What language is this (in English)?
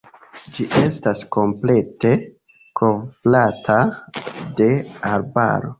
Esperanto